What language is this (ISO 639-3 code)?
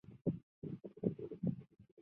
zho